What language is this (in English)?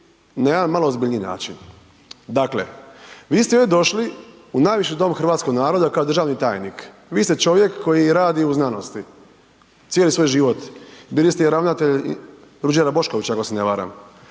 Croatian